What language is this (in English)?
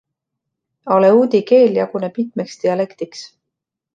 Estonian